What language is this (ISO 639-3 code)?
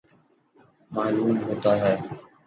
urd